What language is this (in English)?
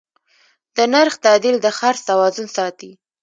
Pashto